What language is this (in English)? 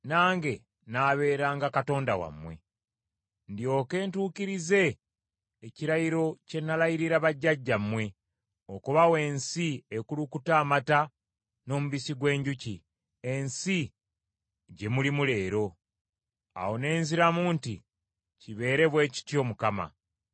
Ganda